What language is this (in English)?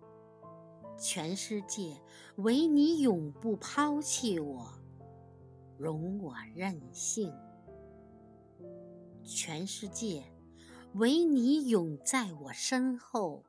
Chinese